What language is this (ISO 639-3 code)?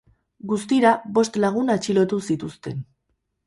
eus